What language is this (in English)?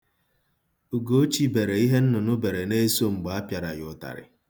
Igbo